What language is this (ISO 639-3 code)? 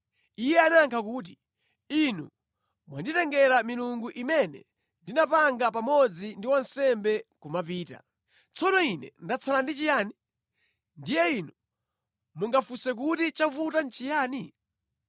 nya